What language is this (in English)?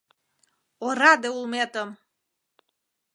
Mari